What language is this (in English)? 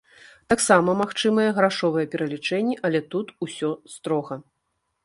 Belarusian